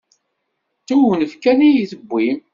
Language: Kabyle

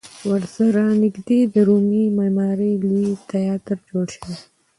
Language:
Pashto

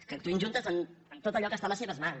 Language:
Catalan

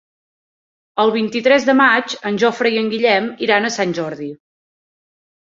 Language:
Catalan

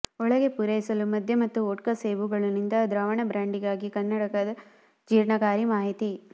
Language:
Kannada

